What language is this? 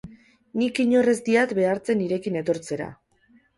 Basque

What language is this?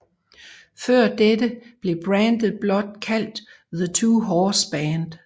Danish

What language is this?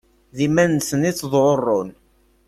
Kabyle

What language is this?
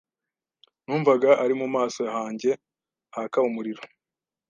Kinyarwanda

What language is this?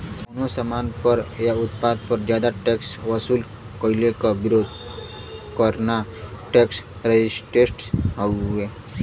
Bhojpuri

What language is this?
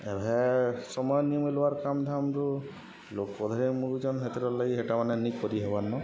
Odia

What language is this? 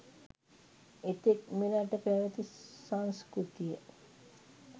Sinhala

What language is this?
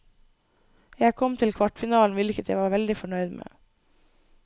Norwegian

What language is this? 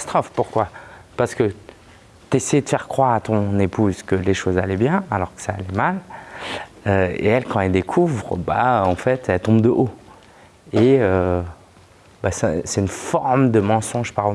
French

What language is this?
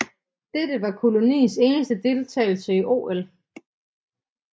Danish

